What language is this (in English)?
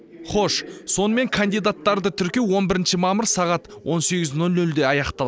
Kazakh